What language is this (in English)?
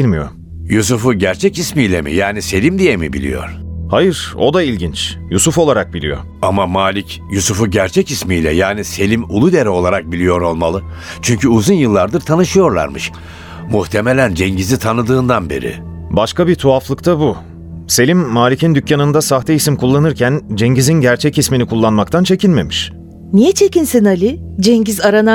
Turkish